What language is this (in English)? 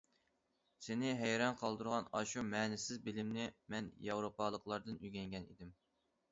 Uyghur